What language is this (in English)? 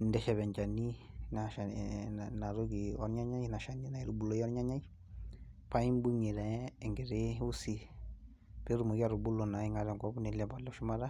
Masai